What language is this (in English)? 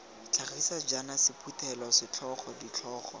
Tswana